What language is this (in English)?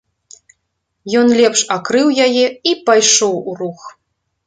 Belarusian